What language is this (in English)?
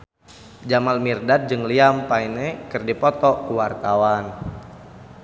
Sundanese